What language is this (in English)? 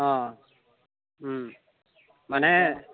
Assamese